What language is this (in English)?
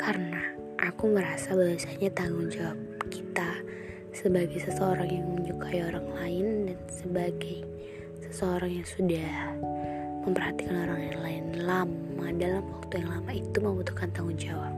Indonesian